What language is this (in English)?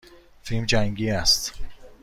Persian